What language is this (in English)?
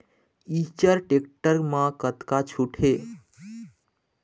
Chhattisgarhi